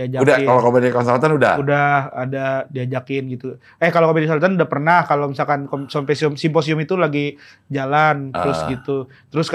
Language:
Indonesian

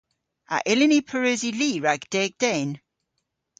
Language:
Cornish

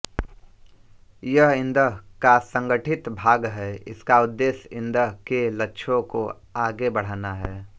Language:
Hindi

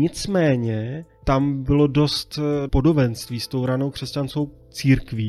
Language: Czech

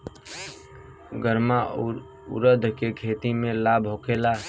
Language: Bhojpuri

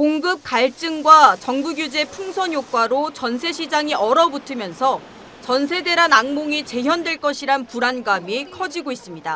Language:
Korean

